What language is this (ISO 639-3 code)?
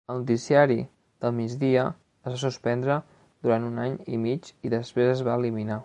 cat